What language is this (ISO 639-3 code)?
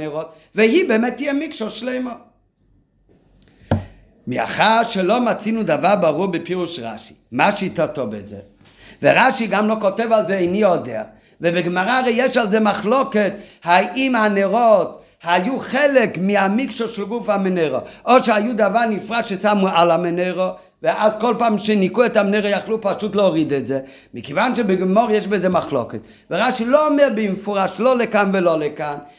heb